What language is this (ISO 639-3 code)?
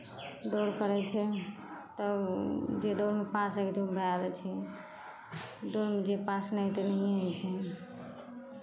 mai